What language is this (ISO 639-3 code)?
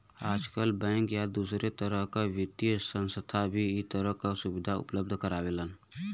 bho